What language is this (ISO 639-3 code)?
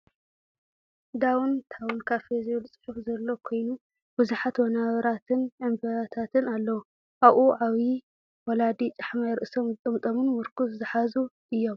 tir